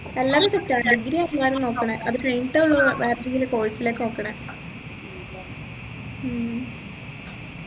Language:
Malayalam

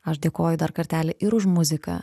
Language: Lithuanian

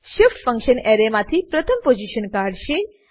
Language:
Gujarati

